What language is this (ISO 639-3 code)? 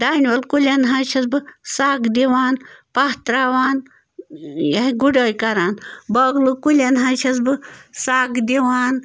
kas